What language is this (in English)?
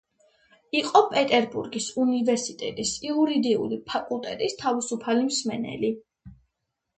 Georgian